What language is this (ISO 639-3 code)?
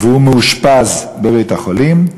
heb